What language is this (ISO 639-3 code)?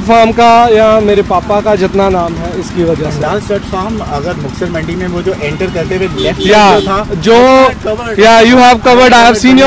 hin